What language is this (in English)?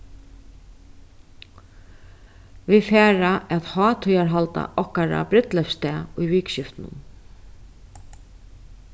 Faroese